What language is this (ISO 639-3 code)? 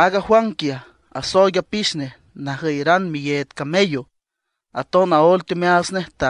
ind